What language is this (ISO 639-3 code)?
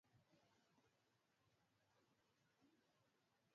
swa